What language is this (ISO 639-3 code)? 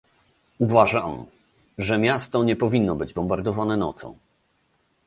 pol